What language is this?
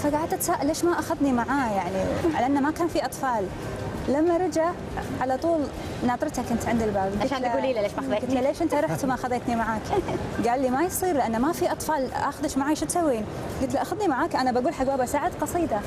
Arabic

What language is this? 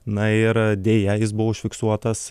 Lithuanian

